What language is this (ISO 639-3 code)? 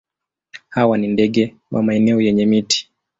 swa